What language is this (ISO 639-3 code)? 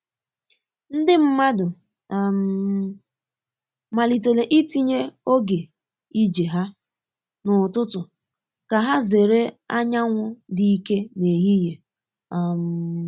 ibo